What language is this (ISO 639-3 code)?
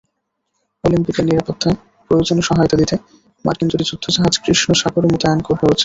ben